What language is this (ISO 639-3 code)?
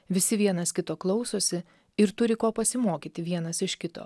lit